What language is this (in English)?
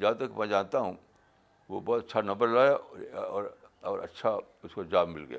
Urdu